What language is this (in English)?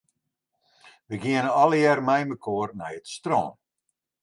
Western Frisian